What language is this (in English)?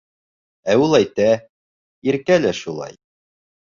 Bashkir